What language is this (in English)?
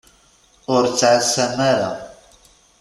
Kabyle